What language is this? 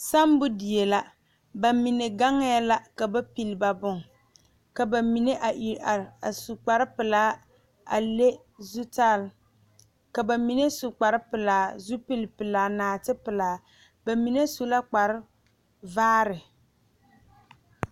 Southern Dagaare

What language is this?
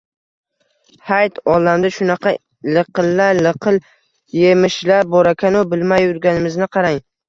Uzbek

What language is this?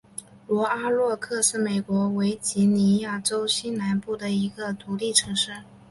Chinese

